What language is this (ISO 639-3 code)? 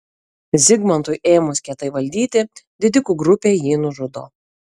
lit